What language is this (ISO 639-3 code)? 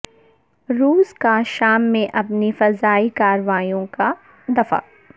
urd